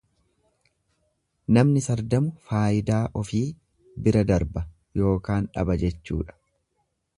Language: Oromo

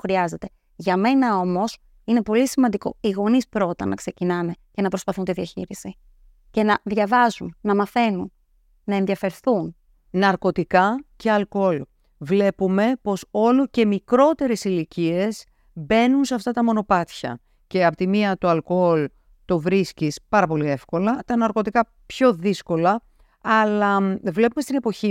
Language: Greek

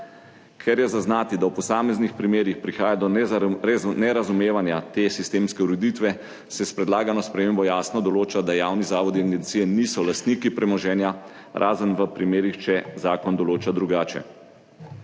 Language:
Slovenian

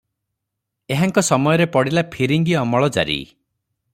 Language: Odia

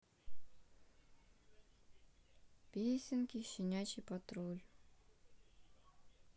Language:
Russian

